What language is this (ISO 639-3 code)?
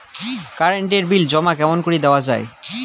ben